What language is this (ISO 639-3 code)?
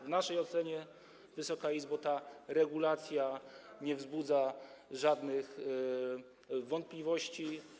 pol